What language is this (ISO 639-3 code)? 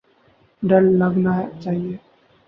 urd